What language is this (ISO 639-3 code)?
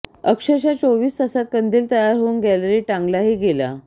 mar